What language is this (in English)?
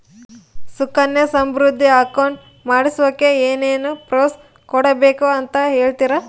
Kannada